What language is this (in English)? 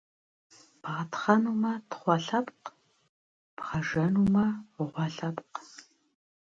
Kabardian